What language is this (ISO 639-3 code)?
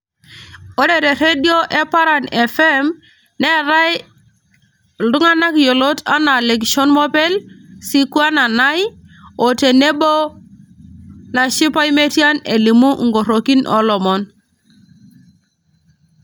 mas